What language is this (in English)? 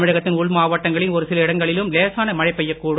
Tamil